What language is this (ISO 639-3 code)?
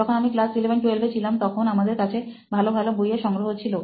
ben